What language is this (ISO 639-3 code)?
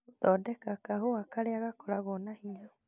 kik